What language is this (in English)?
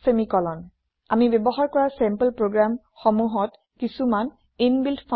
Assamese